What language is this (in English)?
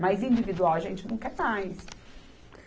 Portuguese